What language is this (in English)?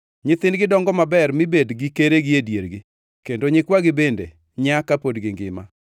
Luo (Kenya and Tanzania)